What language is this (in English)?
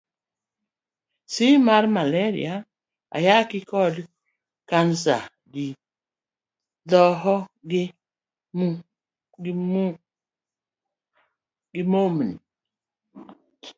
Luo (Kenya and Tanzania)